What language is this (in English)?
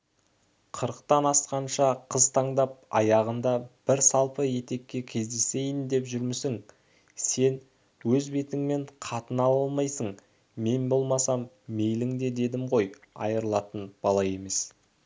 Kazakh